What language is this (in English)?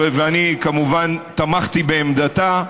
Hebrew